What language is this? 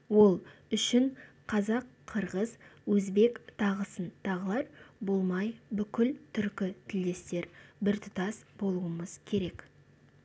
Kazakh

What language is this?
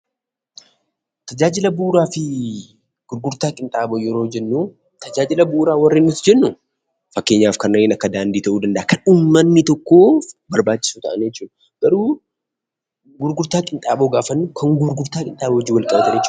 Oromo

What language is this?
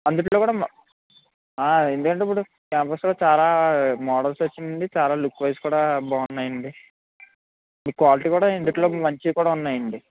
Telugu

